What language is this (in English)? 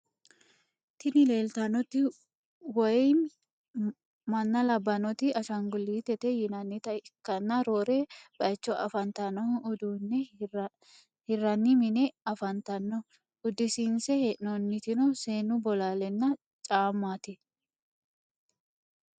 Sidamo